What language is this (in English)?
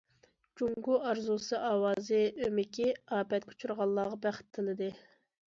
Uyghur